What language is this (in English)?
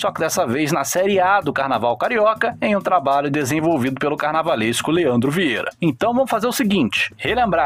Portuguese